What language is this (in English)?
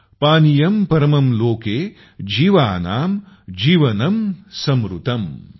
Marathi